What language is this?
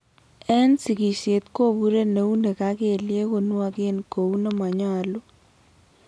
Kalenjin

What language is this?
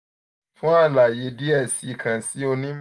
Yoruba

